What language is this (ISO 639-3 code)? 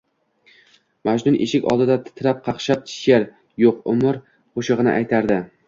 uzb